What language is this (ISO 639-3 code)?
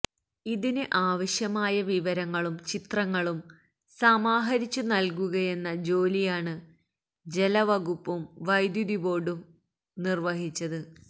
mal